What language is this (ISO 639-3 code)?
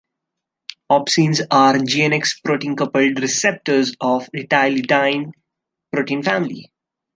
eng